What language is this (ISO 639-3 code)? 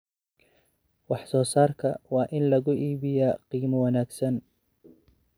som